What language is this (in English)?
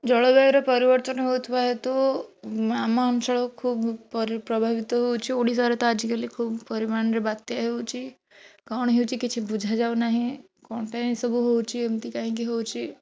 Odia